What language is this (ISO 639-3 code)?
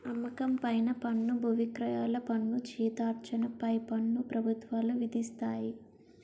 tel